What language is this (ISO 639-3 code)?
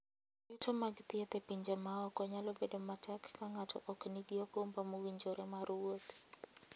luo